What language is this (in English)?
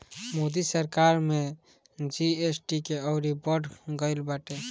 Bhojpuri